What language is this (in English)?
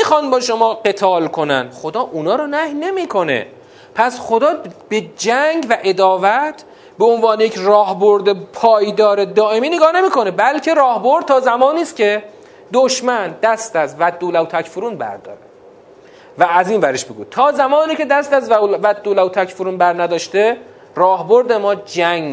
Persian